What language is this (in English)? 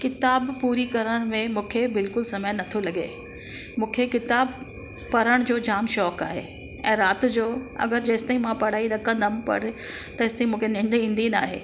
Sindhi